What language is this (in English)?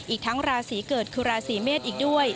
Thai